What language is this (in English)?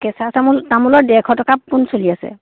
Assamese